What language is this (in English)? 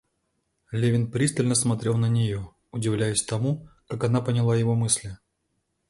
Russian